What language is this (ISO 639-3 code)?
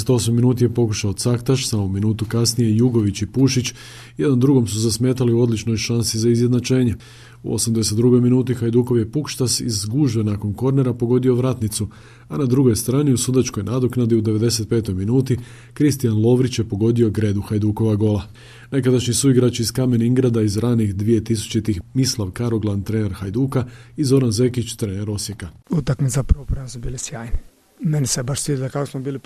hrv